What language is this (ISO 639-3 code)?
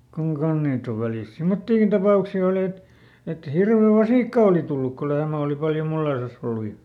fin